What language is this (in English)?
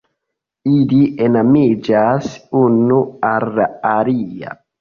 Esperanto